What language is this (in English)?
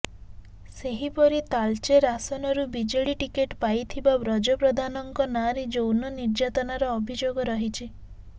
Odia